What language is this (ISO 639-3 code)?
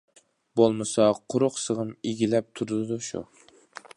uig